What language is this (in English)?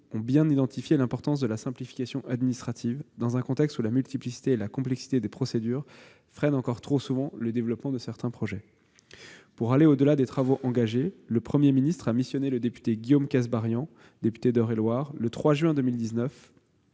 French